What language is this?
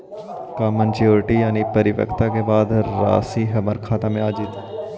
Magahi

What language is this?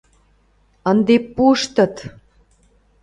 Mari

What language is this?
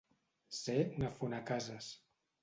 Catalan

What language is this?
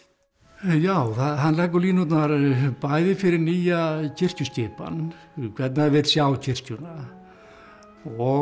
Icelandic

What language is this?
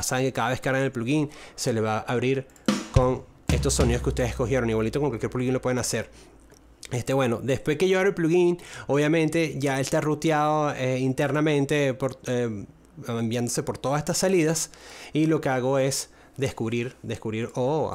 Spanish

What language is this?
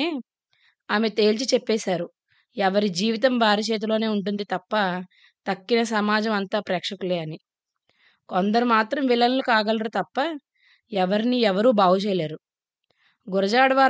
Telugu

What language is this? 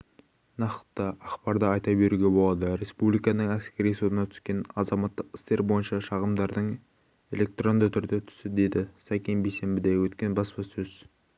Kazakh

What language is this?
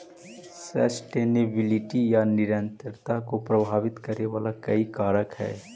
Magahi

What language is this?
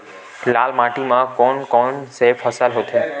Chhattisgarhi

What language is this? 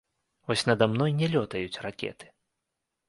Belarusian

